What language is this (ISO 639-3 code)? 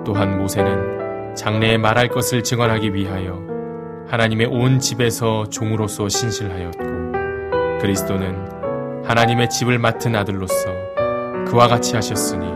kor